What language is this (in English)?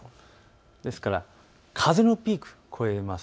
Japanese